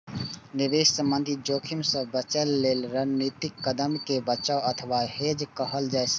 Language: Maithili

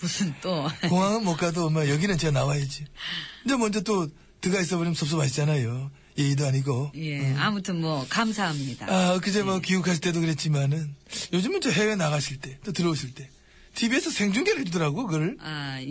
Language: Korean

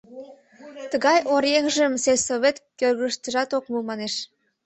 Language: Mari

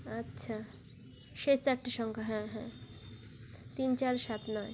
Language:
Bangla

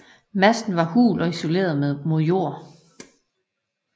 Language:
Danish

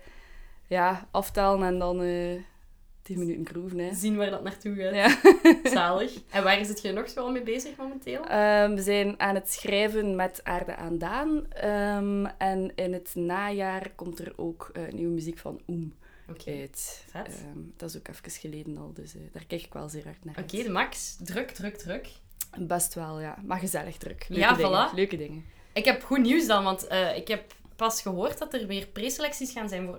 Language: Dutch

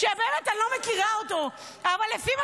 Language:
Hebrew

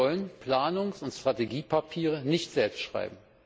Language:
German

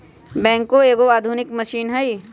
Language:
Magahi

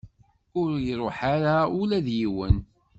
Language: Kabyle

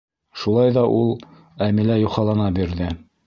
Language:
Bashkir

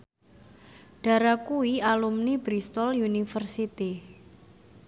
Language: Javanese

